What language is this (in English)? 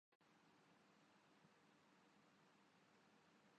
Urdu